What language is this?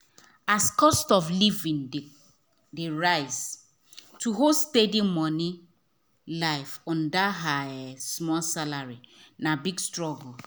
Nigerian Pidgin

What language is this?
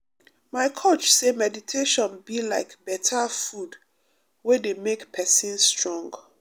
Nigerian Pidgin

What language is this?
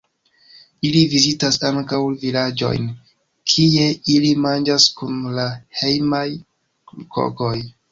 Esperanto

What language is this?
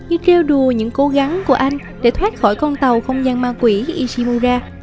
Vietnamese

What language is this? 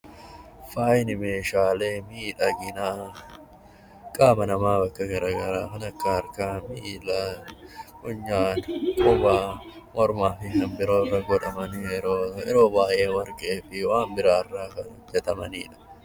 Oromo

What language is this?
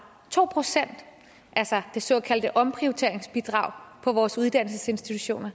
Danish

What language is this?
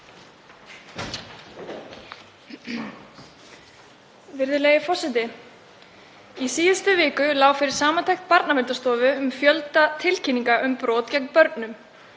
Icelandic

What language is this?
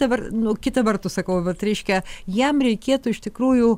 Lithuanian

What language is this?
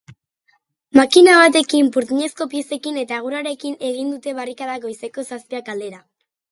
Basque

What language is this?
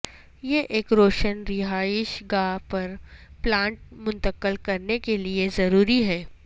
Urdu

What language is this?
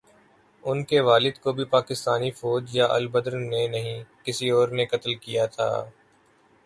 Urdu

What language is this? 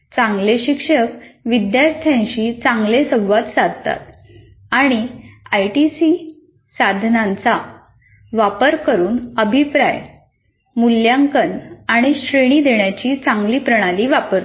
Marathi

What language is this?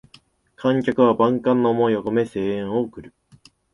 Japanese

